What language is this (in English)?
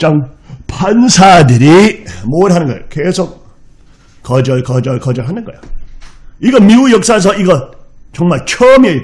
Korean